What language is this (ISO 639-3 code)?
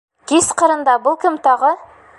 bak